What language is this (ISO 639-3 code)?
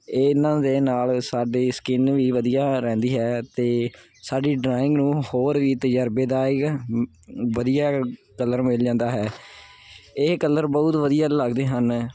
pan